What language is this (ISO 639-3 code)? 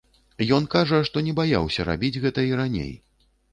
bel